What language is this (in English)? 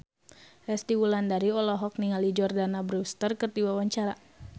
Sundanese